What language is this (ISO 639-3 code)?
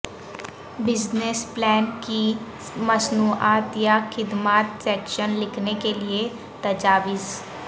urd